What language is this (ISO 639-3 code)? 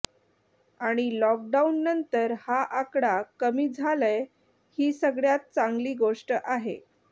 mar